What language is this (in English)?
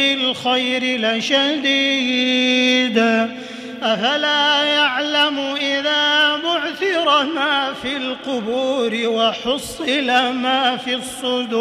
Arabic